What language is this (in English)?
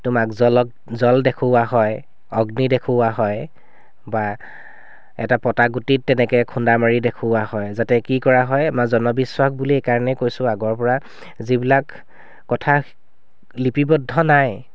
Assamese